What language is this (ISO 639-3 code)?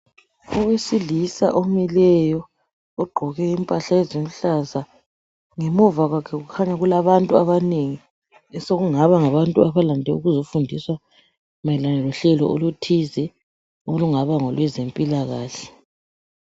nde